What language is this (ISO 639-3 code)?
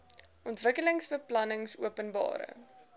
afr